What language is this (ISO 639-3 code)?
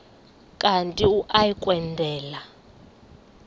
xho